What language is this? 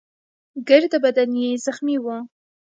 Pashto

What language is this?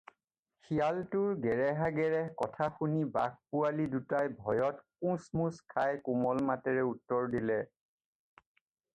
Assamese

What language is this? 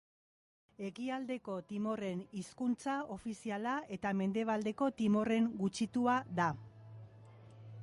Basque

